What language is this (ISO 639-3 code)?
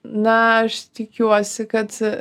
lit